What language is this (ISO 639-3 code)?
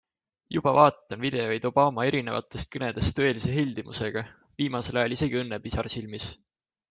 est